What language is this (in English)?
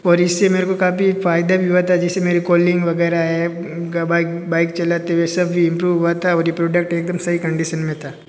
Hindi